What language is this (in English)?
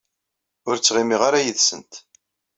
Kabyle